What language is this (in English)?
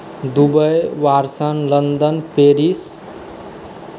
Maithili